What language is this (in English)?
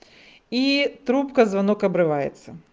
Russian